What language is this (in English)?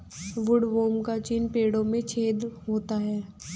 Hindi